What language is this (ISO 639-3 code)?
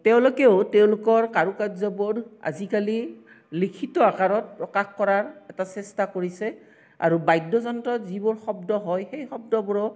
asm